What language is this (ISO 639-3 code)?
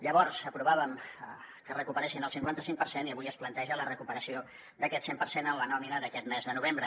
cat